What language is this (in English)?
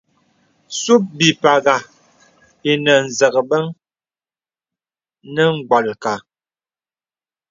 Bebele